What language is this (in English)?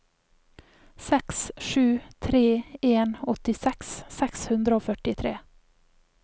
Norwegian